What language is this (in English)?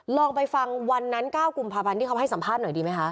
Thai